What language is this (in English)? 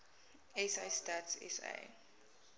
Afrikaans